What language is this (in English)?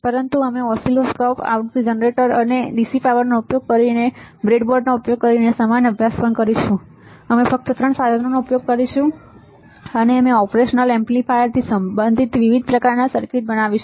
Gujarati